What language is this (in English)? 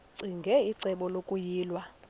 Xhosa